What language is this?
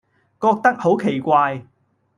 Cantonese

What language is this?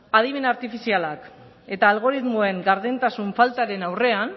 Basque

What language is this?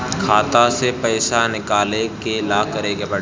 Bhojpuri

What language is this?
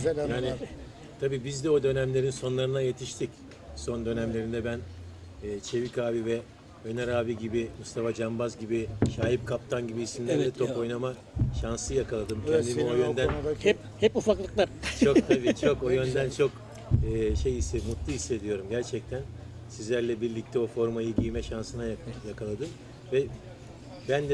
Turkish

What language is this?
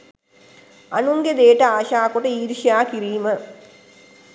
Sinhala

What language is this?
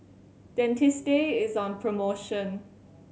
English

